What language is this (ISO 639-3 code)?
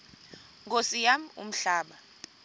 xho